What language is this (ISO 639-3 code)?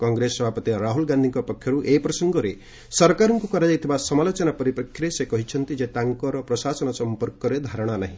ori